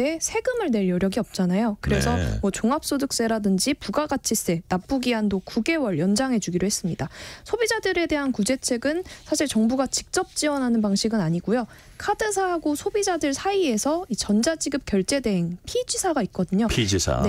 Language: Korean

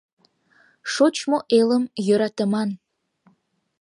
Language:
Mari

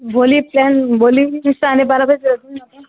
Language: Nepali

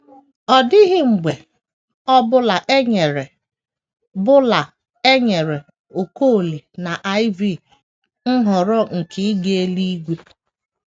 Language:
Igbo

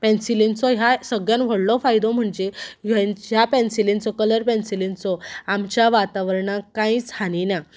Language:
Konkani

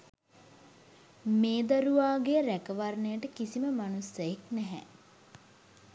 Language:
Sinhala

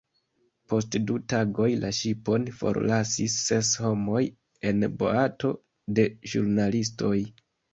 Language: Esperanto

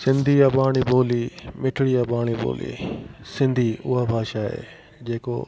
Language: Sindhi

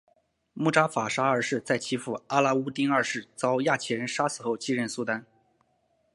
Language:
Chinese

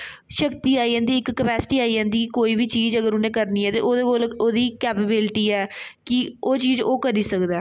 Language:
Dogri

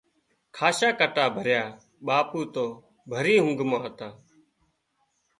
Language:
Wadiyara Koli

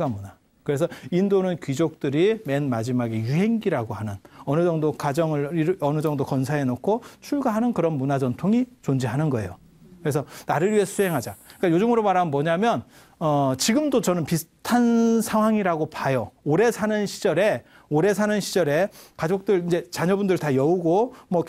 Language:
Korean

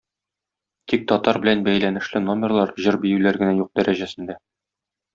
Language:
Tatar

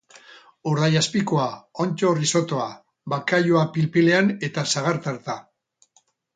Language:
Basque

